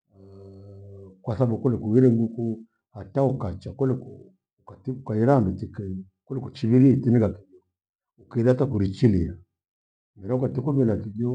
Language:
Gweno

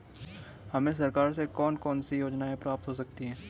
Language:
Hindi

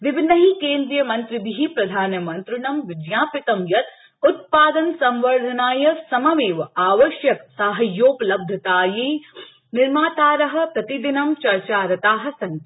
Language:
Sanskrit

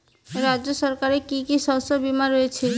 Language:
Bangla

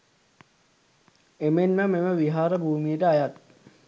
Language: Sinhala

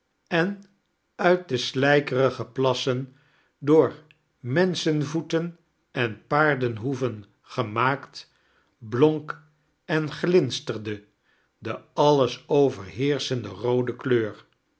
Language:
Dutch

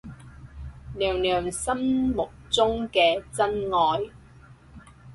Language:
Cantonese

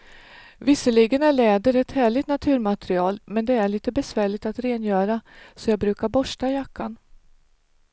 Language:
Swedish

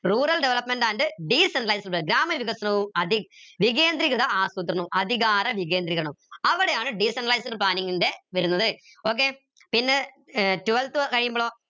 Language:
Malayalam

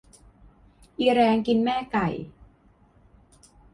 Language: Thai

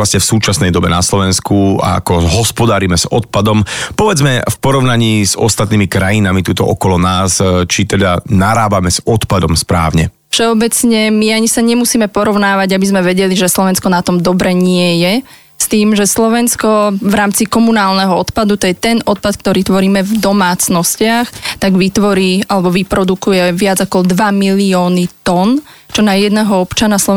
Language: Slovak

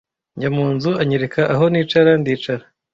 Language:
Kinyarwanda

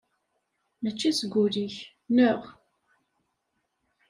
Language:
Kabyle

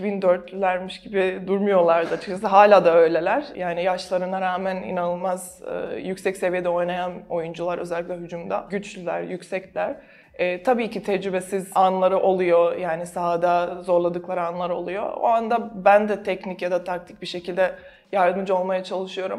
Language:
Turkish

